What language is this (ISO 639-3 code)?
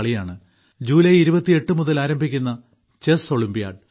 mal